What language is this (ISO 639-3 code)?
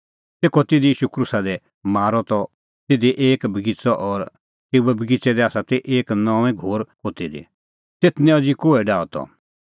kfx